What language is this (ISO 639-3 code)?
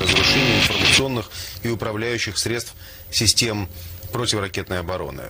rus